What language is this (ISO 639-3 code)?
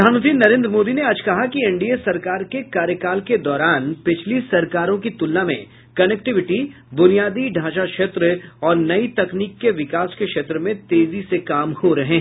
hin